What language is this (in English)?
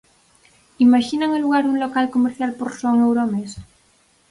Galician